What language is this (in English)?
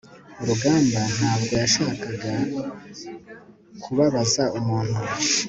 Kinyarwanda